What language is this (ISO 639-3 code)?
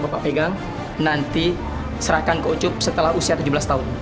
ind